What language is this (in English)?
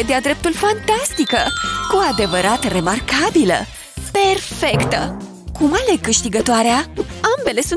Romanian